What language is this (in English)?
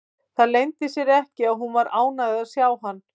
Icelandic